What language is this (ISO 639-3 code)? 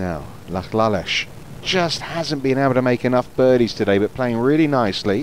eng